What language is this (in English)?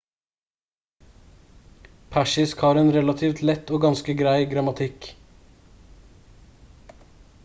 Norwegian Bokmål